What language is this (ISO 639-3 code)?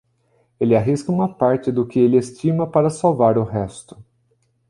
por